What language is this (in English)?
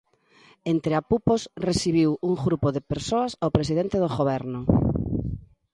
Galician